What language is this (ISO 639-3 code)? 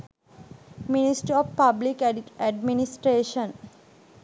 sin